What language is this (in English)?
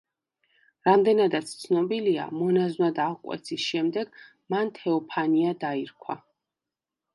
Georgian